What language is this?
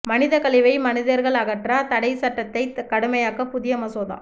Tamil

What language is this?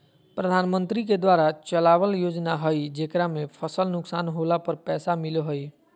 Magahi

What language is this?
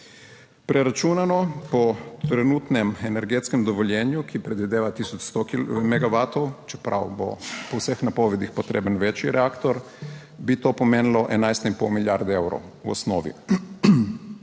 Slovenian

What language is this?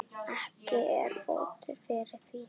Icelandic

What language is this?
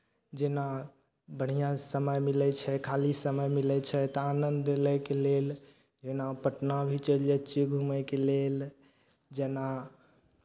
Maithili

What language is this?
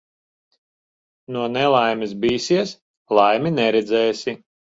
Latvian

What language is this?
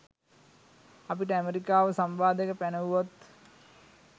Sinhala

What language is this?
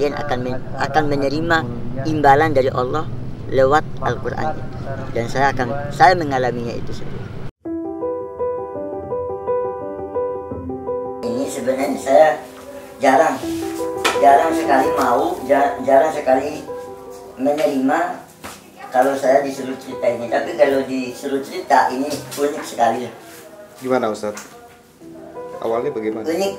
Indonesian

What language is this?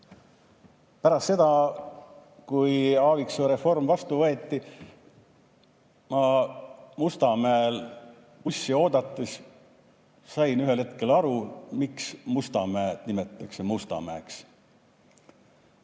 Estonian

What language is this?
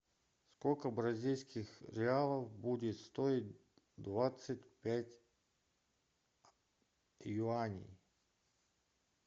Russian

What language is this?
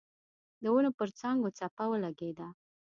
Pashto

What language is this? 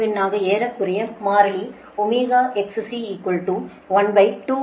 Tamil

